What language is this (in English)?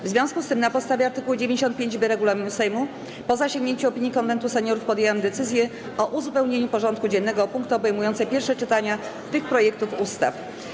Polish